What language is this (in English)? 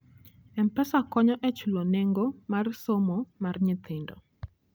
Luo (Kenya and Tanzania)